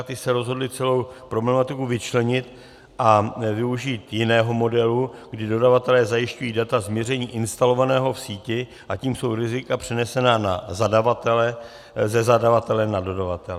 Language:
Czech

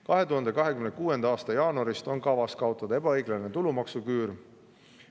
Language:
Estonian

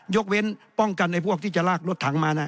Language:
Thai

